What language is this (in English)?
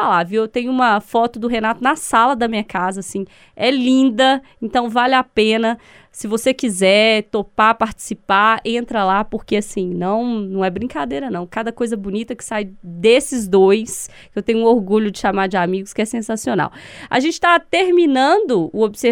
Portuguese